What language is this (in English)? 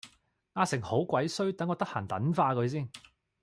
Cantonese